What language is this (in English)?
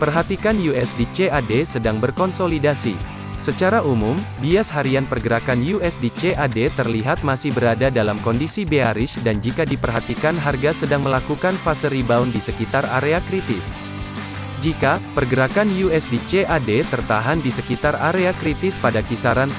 Indonesian